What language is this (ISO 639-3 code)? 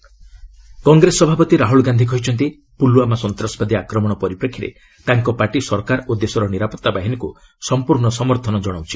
ori